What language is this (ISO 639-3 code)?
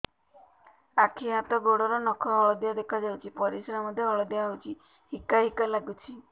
ori